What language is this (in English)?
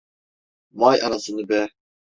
Turkish